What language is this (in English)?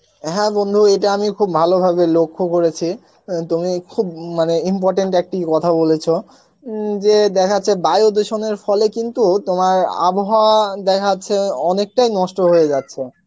Bangla